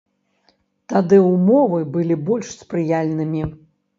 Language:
Belarusian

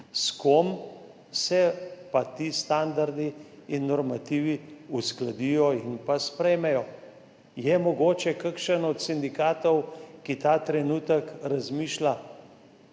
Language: Slovenian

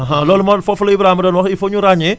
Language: Wolof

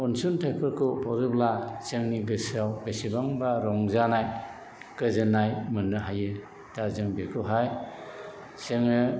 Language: Bodo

